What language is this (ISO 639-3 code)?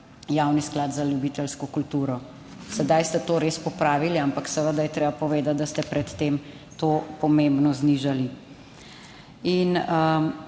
slv